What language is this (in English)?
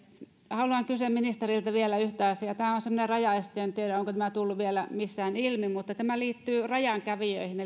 Finnish